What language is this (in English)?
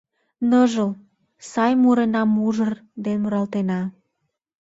Mari